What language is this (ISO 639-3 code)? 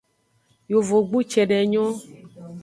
ajg